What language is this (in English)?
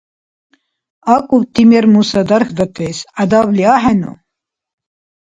Dargwa